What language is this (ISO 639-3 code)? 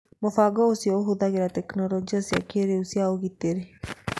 kik